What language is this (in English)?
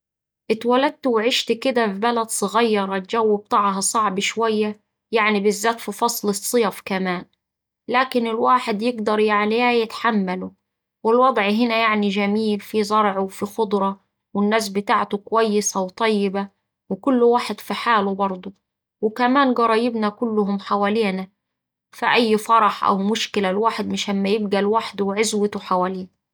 Saidi Arabic